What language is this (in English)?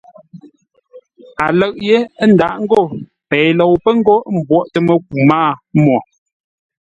Ngombale